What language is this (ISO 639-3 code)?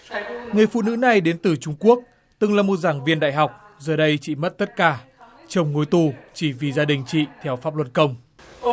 vie